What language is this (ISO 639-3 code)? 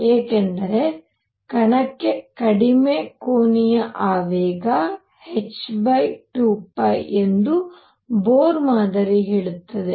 kan